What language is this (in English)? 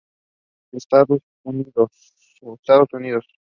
Spanish